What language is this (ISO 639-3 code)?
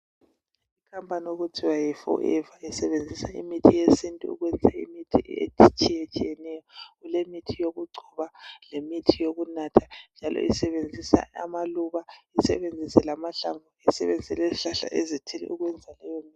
nde